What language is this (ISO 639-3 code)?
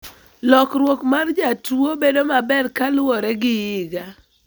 luo